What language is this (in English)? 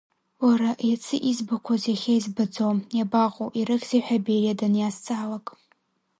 Abkhazian